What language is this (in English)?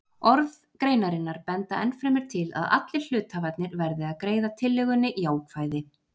Icelandic